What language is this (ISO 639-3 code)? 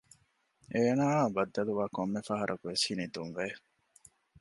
div